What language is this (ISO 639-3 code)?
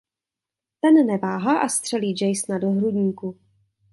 ces